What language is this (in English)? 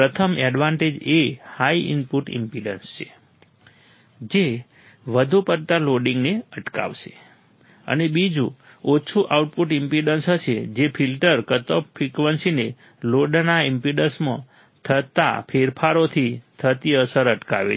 Gujarati